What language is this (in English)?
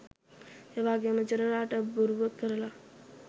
Sinhala